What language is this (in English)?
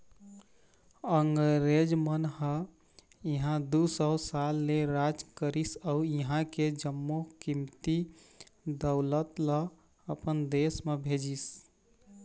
Chhattisgarhi